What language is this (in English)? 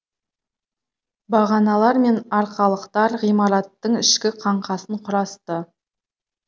Kazakh